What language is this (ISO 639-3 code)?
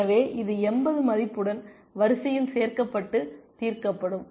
tam